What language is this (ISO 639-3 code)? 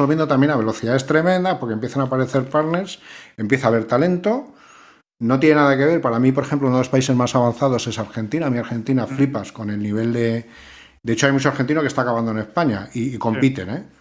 spa